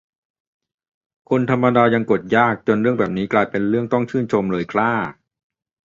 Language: Thai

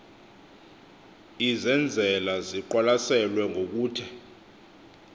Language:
Xhosa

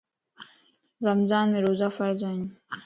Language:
Lasi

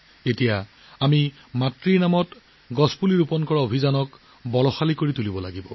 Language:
Assamese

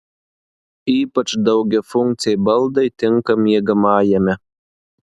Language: Lithuanian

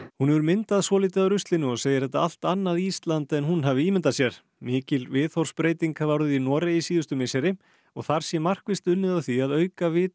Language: Icelandic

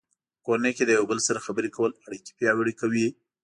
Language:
Pashto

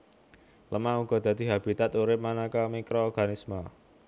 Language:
Javanese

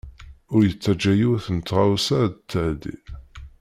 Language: Kabyle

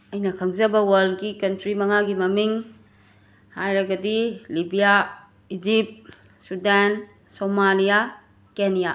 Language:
Manipuri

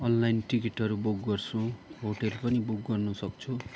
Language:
Nepali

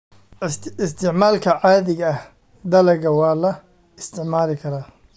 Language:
Somali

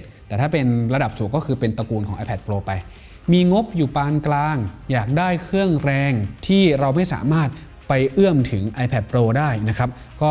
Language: Thai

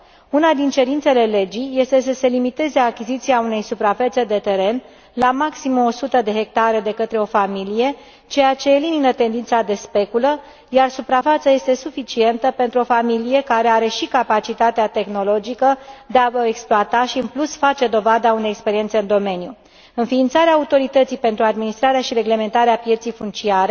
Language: Romanian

